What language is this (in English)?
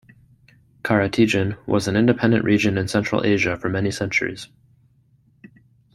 English